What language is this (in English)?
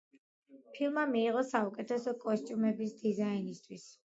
Georgian